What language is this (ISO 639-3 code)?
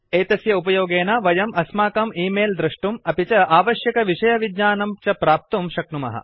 san